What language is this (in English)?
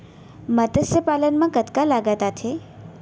Chhattisgarhi